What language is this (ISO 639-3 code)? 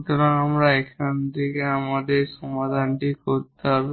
ben